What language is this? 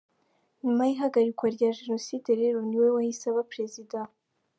Kinyarwanda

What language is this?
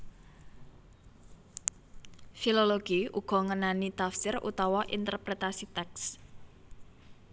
Javanese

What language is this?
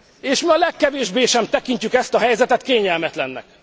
Hungarian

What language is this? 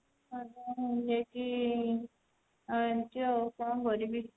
Odia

